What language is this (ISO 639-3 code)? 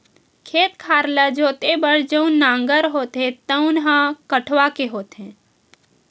hne